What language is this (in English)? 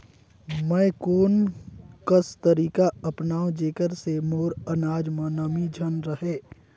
Chhattisgarhi